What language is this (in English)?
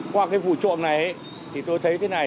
Vietnamese